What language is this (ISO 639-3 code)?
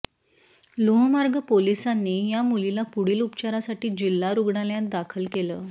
mar